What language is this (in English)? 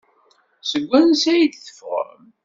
Kabyle